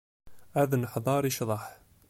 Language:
Kabyle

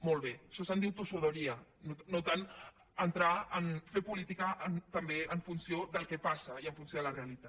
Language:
Catalan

